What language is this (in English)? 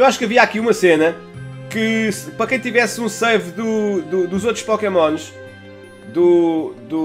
Portuguese